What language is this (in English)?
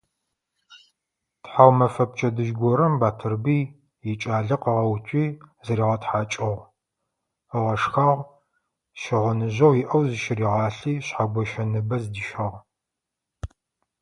Adyghe